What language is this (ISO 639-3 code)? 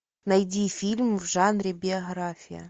rus